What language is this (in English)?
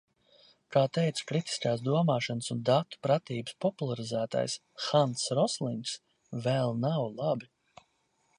Latvian